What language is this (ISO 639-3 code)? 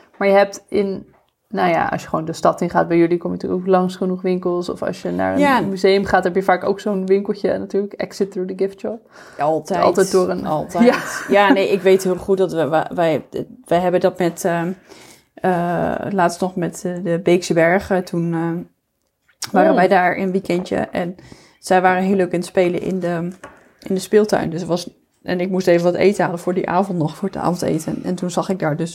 nld